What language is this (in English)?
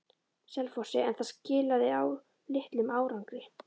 Icelandic